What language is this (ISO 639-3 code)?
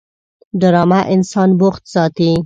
pus